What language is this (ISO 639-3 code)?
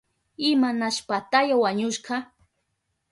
qup